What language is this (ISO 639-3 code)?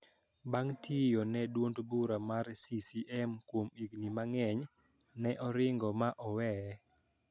luo